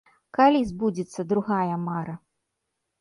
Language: Belarusian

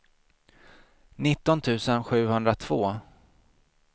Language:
Swedish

